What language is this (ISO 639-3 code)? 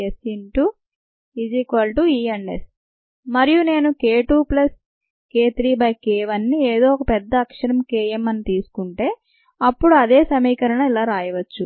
tel